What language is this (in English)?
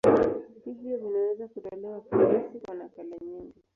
Swahili